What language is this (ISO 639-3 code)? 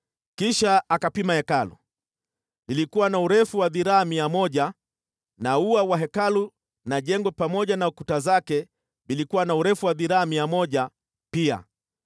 swa